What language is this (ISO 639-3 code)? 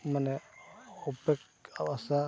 sat